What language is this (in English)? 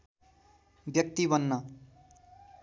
Nepali